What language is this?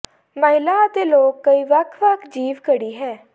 Punjabi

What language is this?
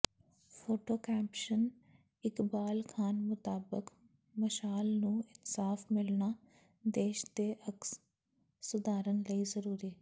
Punjabi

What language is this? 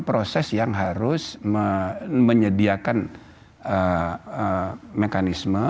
Indonesian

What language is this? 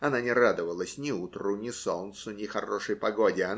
Russian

